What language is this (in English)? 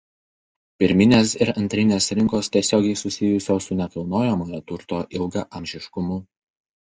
Lithuanian